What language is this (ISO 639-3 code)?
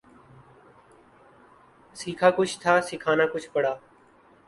urd